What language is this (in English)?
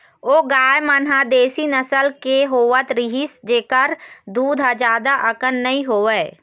Chhattisgarhi